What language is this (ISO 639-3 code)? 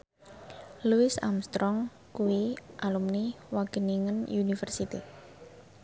jav